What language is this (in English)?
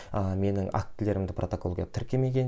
Kazakh